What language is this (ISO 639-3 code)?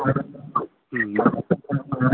mai